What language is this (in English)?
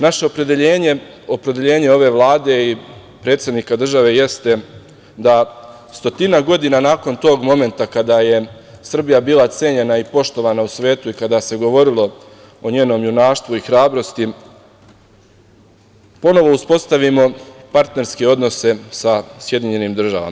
Serbian